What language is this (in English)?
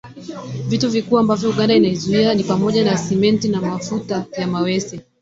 Swahili